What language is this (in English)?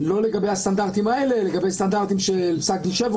Hebrew